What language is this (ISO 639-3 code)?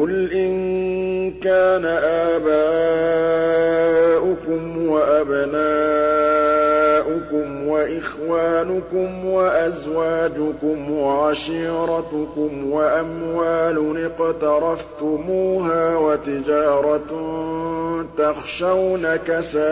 ara